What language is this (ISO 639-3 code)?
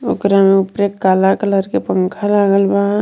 bho